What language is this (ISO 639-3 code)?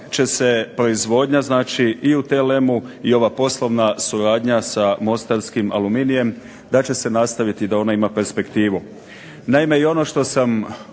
hrv